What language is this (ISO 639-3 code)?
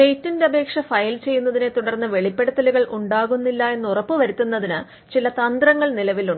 mal